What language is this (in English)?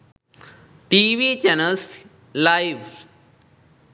Sinhala